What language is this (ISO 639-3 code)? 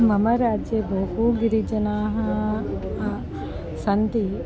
san